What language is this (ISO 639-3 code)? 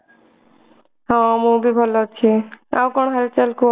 ori